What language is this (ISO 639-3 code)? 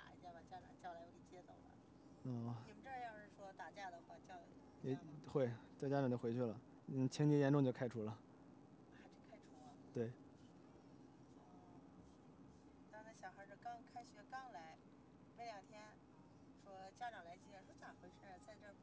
zho